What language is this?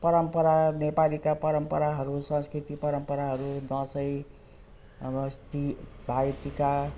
Nepali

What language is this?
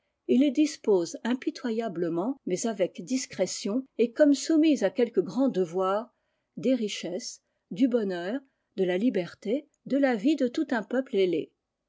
French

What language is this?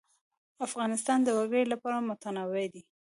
Pashto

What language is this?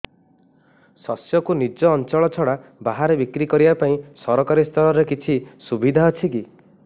Odia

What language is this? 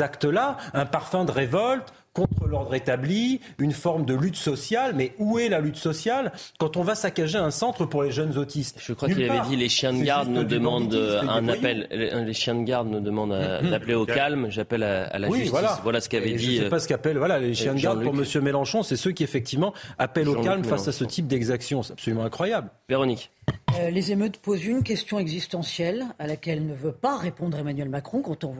French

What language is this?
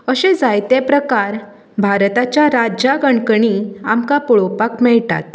Konkani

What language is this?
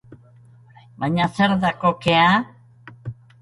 Basque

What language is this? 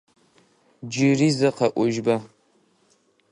Adyghe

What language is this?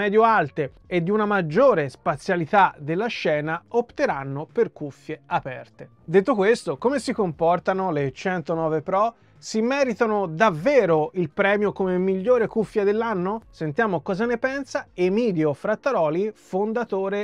Italian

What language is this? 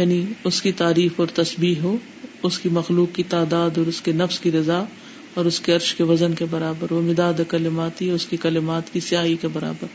Urdu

